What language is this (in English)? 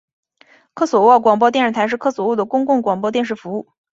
Chinese